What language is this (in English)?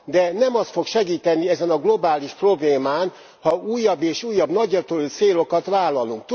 Hungarian